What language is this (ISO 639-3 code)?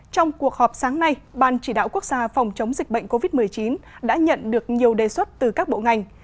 vie